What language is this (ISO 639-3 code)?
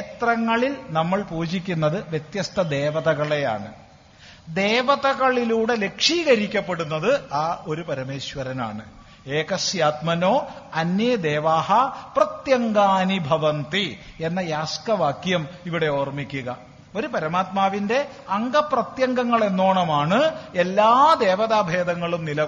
mal